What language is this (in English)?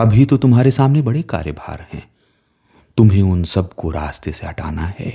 Hindi